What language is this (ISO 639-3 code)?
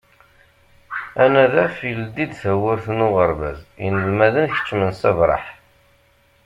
kab